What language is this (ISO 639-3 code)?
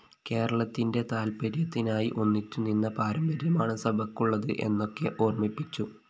mal